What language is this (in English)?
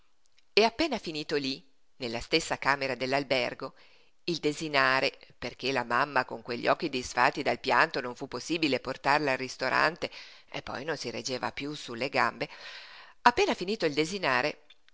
Italian